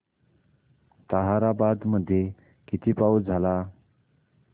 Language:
Marathi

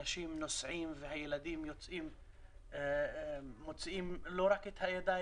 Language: Hebrew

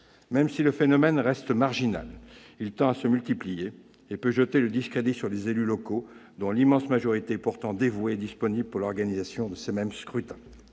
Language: French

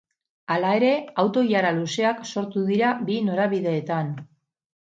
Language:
Basque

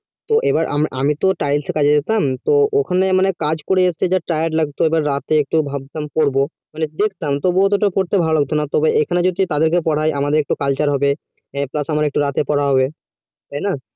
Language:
Bangla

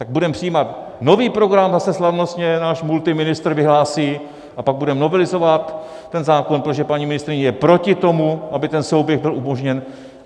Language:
Czech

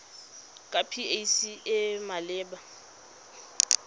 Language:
Tswana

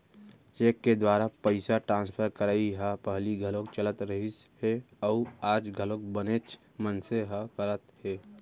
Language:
Chhattisgarhi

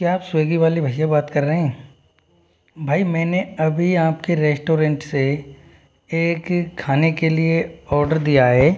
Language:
Hindi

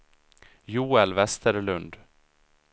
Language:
Swedish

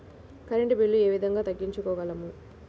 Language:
Telugu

